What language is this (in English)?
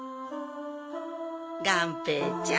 Japanese